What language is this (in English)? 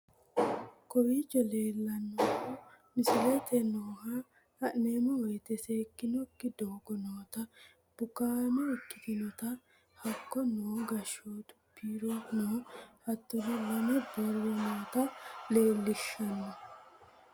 Sidamo